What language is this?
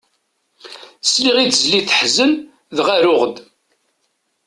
Kabyle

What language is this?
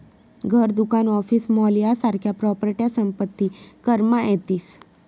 Marathi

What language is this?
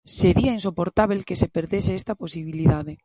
Galician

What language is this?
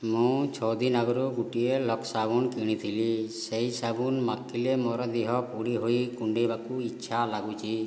Odia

